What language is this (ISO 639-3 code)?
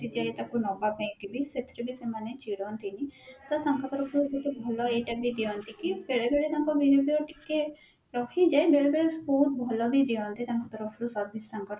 ori